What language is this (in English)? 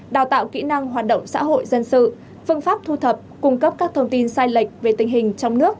Vietnamese